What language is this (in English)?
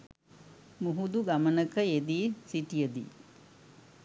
Sinhala